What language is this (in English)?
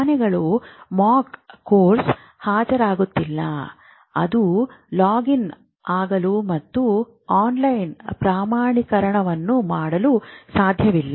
Kannada